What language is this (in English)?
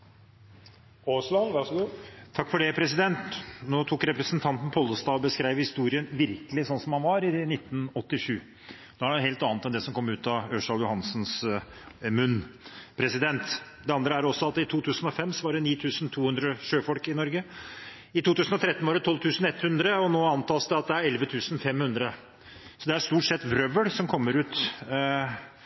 Norwegian Bokmål